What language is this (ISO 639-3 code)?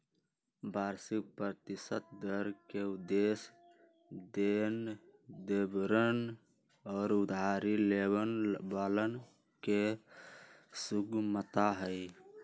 mag